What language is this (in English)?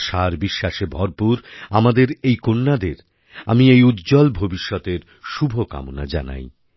Bangla